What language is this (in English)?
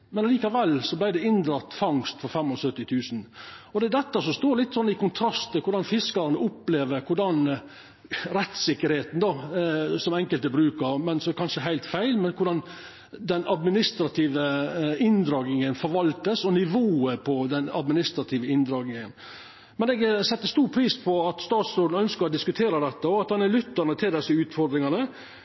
Norwegian Nynorsk